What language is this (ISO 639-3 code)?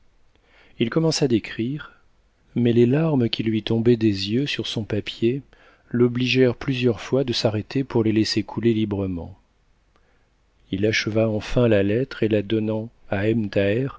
fra